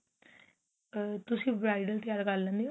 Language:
Punjabi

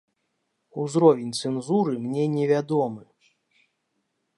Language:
Belarusian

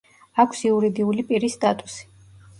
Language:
Georgian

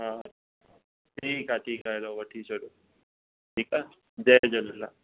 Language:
Sindhi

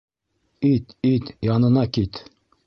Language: Bashkir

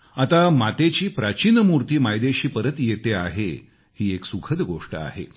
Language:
Marathi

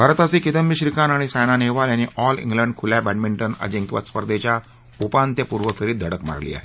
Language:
Marathi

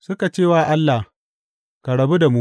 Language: Hausa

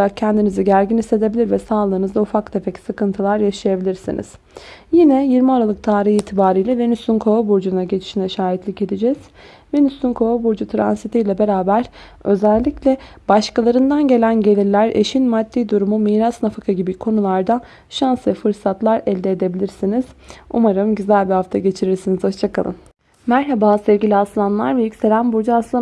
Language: Turkish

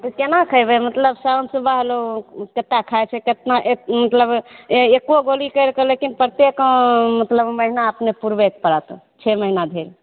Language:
Maithili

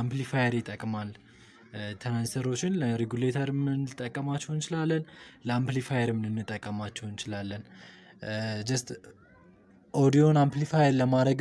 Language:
Turkish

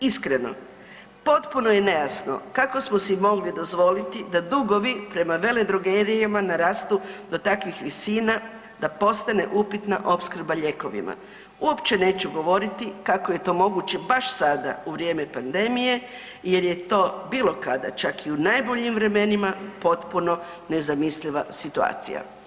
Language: Croatian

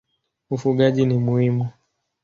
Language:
Swahili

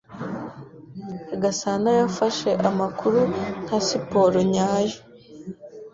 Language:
Kinyarwanda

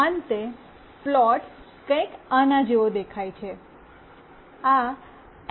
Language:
Gujarati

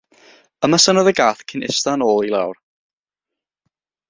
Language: Welsh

